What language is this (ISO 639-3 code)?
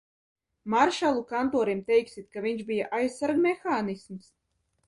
lav